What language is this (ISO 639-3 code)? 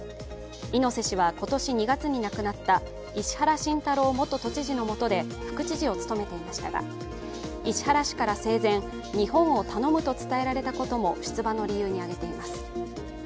jpn